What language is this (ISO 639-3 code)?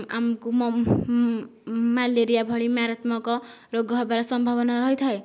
ori